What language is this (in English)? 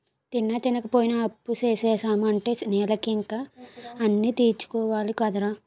Telugu